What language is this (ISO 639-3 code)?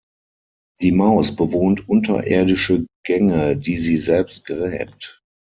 deu